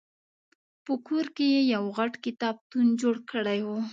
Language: Pashto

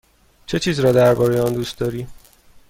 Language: Persian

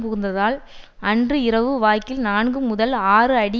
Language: Tamil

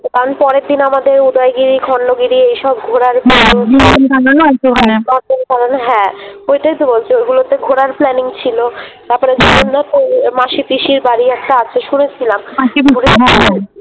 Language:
Bangla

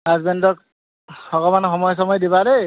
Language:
Assamese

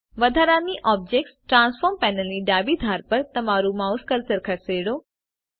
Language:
Gujarati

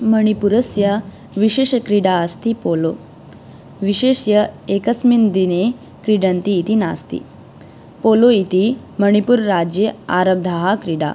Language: Sanskrit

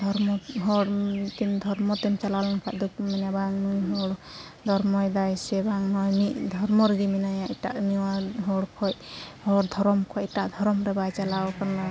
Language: Santali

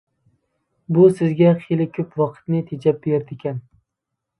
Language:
Uyghur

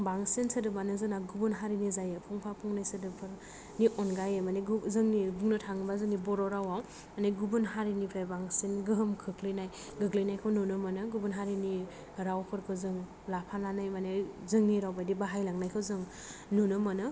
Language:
Bodo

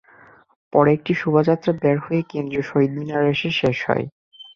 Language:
Bangla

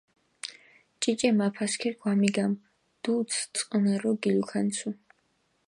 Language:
Mingrelian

